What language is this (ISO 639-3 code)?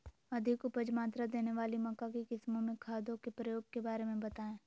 mag